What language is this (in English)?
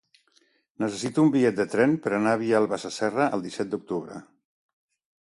Catalan